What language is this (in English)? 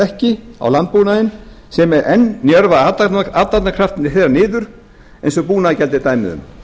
Icelandic